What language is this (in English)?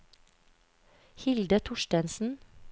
Norwegian